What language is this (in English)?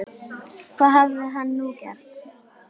Icelandic